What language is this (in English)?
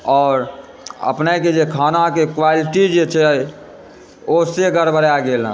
Maithili